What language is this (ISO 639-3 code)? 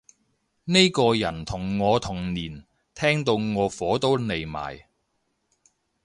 yue